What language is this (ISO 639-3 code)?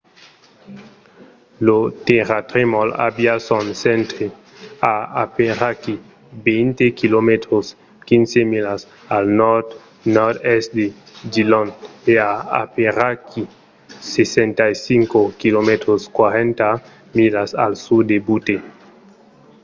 oci